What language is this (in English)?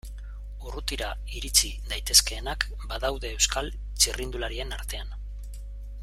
Basque